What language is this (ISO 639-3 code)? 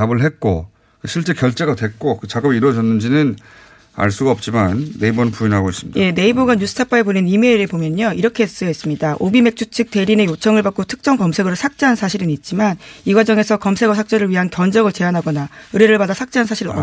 kor